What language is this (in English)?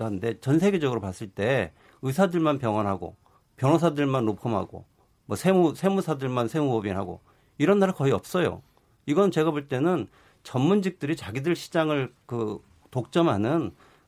Korean